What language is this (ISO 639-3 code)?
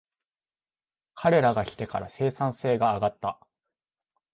jpn